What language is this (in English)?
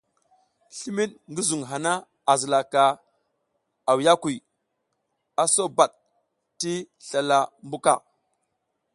South Giziga